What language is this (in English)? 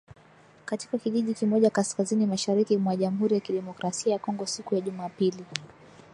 Swahili